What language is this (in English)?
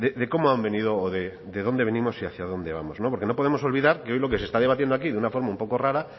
Spanish